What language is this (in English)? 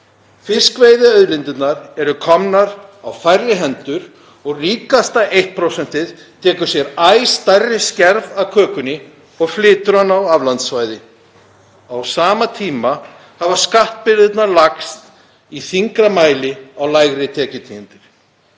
Icelandic